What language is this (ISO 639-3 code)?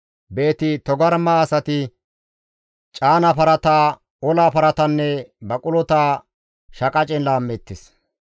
gmv